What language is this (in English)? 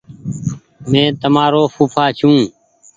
Goaria